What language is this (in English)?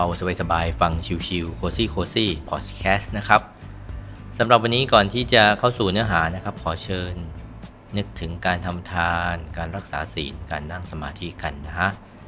Thai